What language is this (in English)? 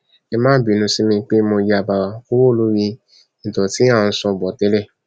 Yoruba